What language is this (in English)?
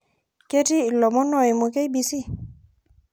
Masai